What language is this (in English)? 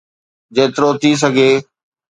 Sindhi